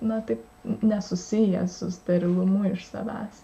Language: Lithuanian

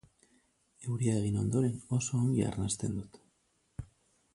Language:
Basque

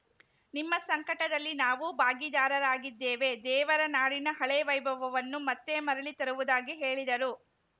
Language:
Kannada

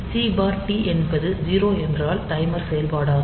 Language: Tamil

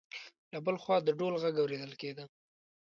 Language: Pashto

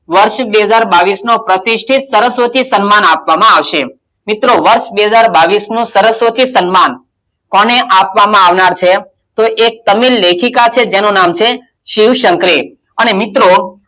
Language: Gujarati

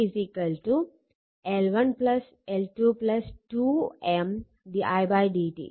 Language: Malayalam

